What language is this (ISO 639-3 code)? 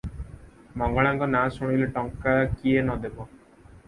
ori